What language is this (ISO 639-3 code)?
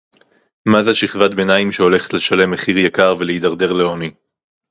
heb